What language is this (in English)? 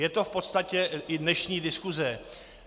Czech